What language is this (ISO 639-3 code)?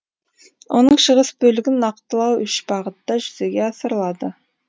kaz